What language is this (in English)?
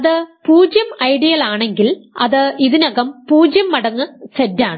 Malayalam